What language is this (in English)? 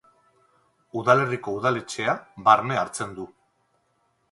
Basque